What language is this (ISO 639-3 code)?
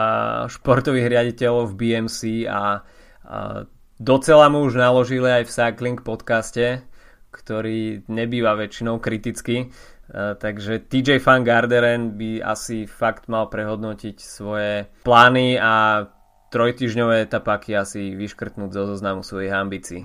slk